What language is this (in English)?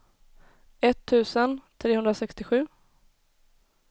Swedish